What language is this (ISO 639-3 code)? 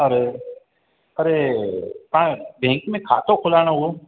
snd